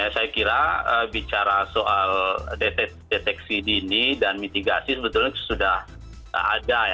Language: Indonesian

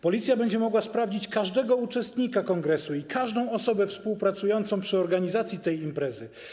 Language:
Polish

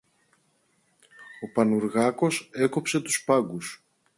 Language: Greek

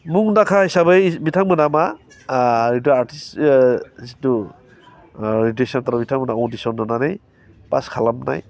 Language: Bodo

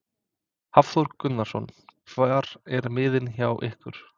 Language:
Icelandic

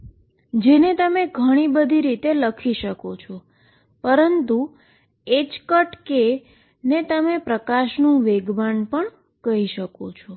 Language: Gujarati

